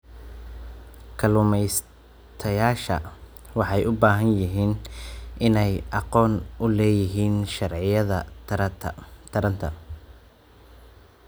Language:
Somali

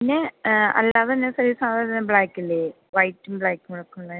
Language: Malayalam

